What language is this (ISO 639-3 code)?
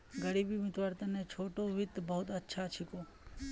mag